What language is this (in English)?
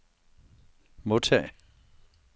Danish